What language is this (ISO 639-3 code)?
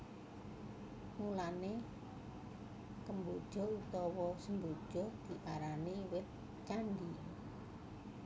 jav